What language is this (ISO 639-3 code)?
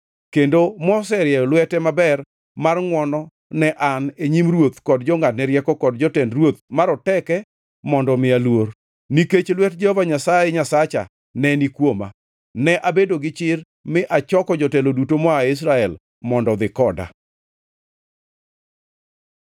luo